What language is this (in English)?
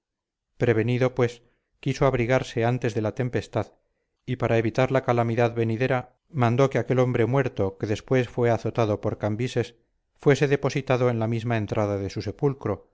Spanish